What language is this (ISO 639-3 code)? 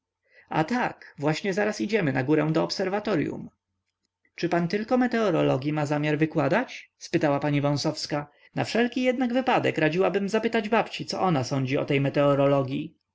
pol